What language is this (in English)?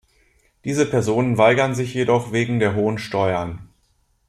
German